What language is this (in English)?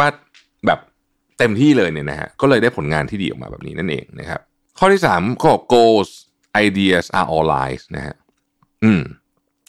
Thai